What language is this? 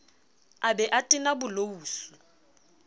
Southern Sotho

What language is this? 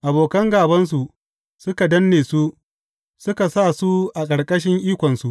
Hausa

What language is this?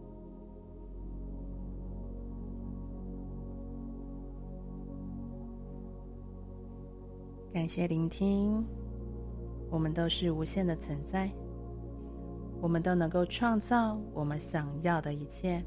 Chinese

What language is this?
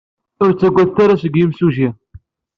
Kabyle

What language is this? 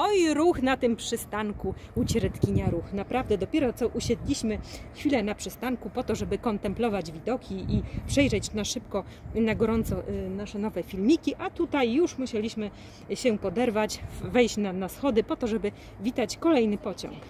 Polish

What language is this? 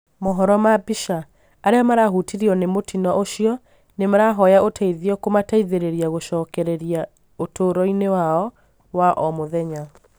Kikuyu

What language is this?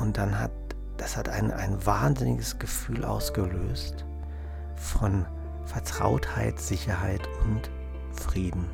German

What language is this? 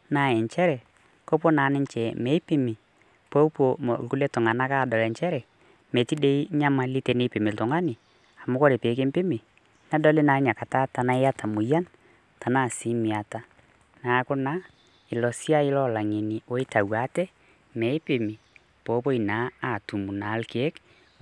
Masai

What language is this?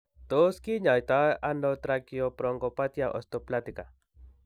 Kalenjin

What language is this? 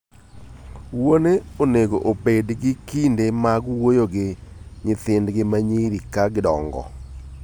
Luo (Kenya and Tanzania)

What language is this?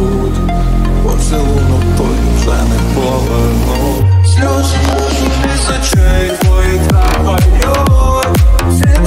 Ukrainian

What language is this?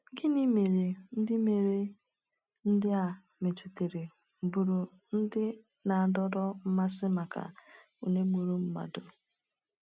Igbo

